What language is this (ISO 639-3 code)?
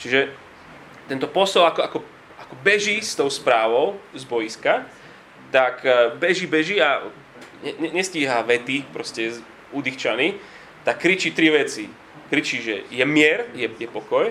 slk